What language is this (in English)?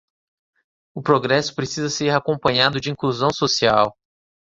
Portuguese